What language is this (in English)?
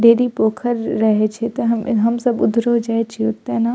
Maithili